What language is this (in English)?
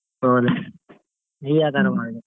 Kannada